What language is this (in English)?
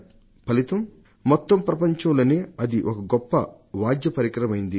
Telugu